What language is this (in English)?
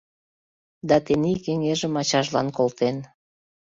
Mari